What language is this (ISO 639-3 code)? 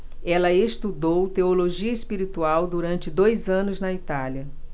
por